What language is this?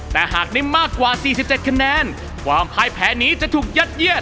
Thai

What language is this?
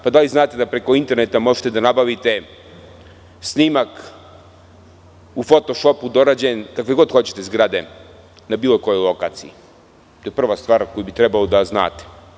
Serbian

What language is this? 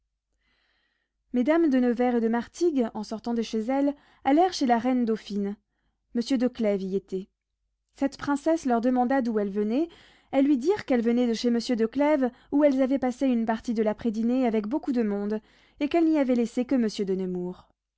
French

